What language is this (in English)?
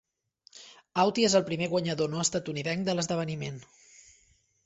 Catalan